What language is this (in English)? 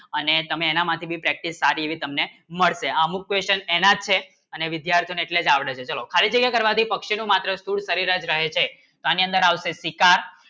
Gujarati